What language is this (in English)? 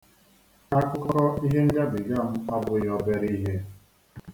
Igbo